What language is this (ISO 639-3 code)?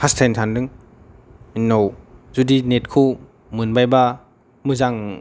brx